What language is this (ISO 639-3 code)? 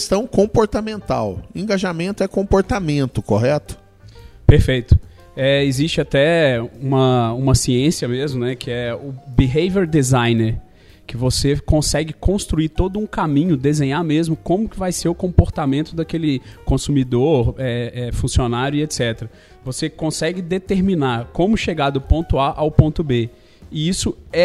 por